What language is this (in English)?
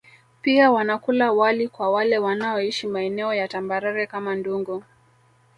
Swahili